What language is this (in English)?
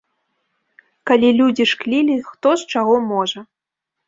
Belarusian